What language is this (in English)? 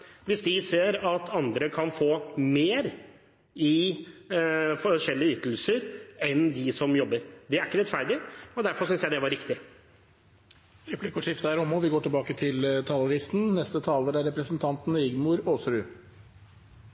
Norwegian